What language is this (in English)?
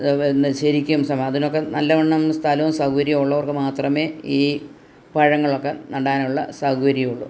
Malayalam